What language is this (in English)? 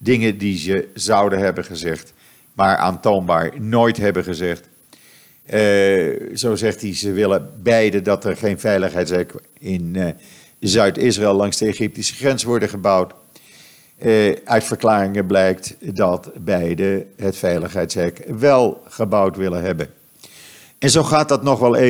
Dutch